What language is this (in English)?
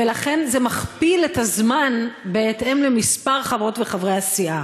Hebrew